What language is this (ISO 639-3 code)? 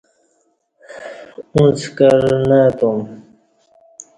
bsh